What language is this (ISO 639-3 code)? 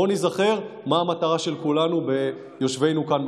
heb